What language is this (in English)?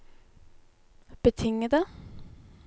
Norwegian